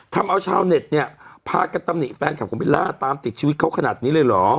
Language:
Thai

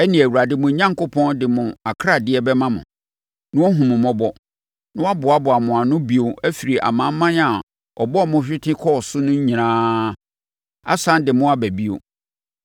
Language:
Akan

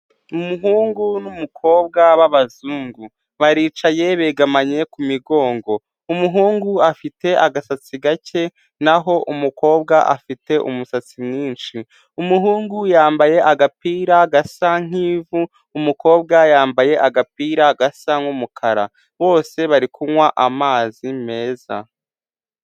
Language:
Kinyarwanda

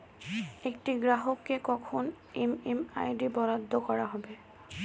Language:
Bangla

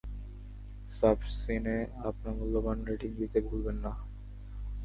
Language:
Bangla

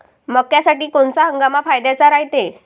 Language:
Marathi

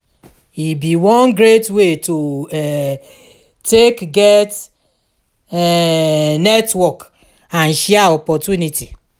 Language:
Nigerian Pidgin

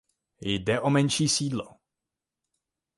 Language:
Czech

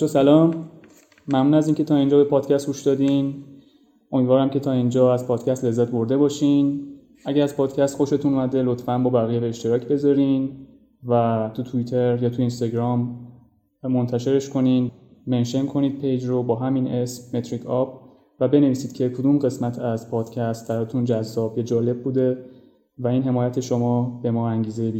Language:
Persian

